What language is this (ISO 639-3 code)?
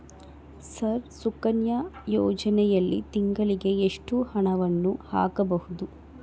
kan